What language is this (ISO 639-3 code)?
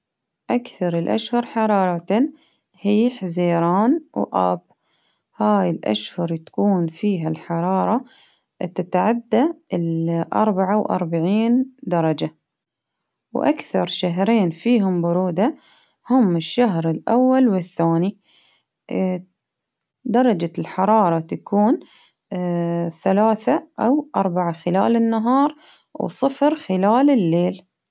abv